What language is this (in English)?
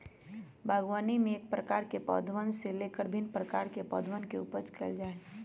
Magahi